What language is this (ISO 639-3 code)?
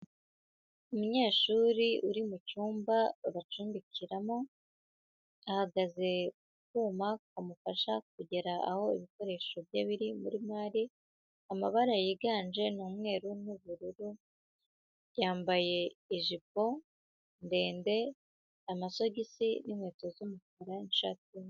kin